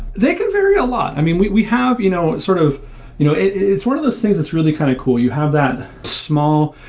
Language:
English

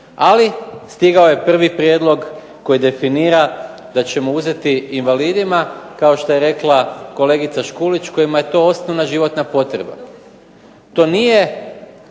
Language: Croatian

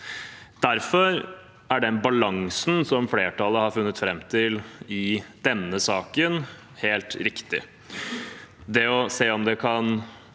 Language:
Norwegian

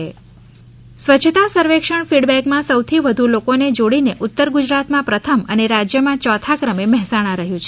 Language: Gujarati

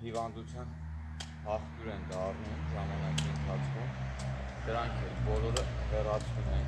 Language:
Turkish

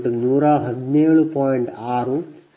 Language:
Kannada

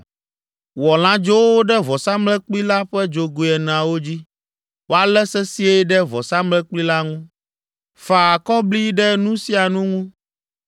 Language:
Ewe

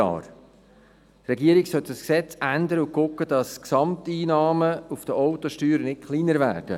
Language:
Swiss German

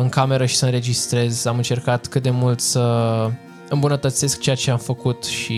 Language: Romanian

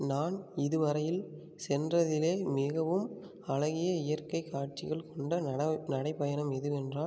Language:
Tamil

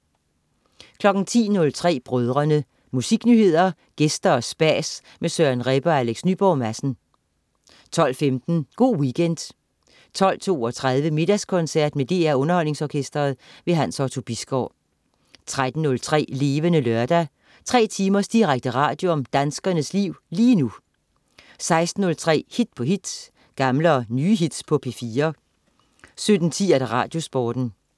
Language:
Danish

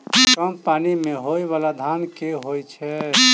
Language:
Maithili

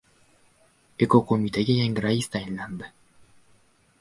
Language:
Uzbek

